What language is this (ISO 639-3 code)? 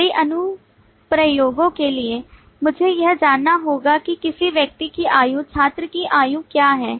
hin